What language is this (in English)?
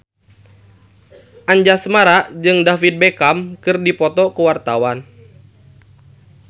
Sundanese